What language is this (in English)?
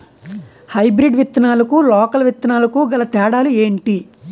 Telugu